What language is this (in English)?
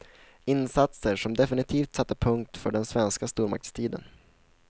Swedish